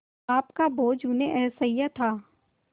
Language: Hindi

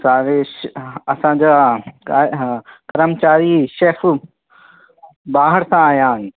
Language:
Sindhi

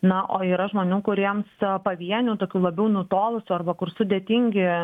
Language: Lithuanian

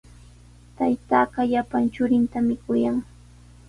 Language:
Sihuas Ancash Quechua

